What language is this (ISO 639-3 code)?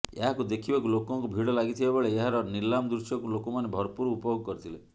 ori